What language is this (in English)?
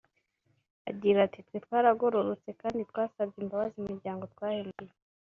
Kinyarwanda